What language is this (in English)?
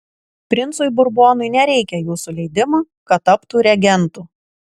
Lithuanian